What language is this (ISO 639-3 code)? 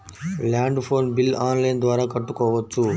tel